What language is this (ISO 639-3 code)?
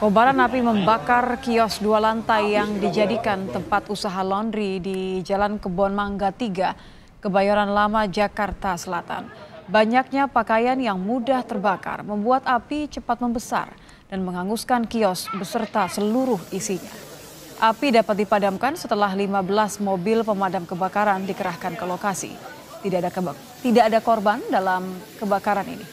ind